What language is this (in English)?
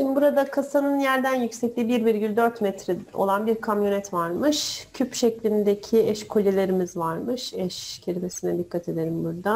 Turkish